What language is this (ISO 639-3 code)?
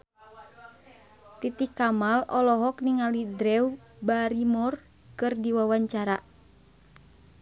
sun